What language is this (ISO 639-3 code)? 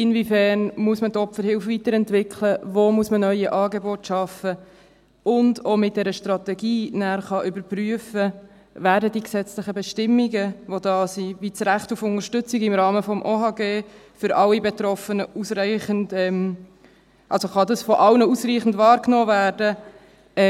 gsw